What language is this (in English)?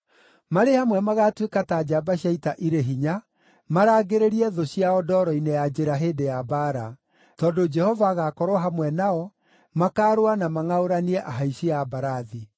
Kikuyu